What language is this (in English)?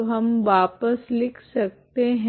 Hindi